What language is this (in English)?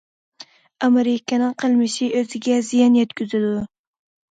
Uyghur